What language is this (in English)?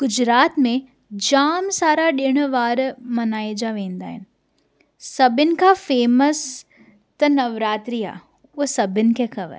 Sindhi